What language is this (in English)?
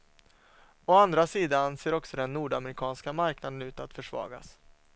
Swedish